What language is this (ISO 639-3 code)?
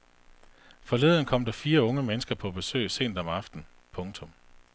dan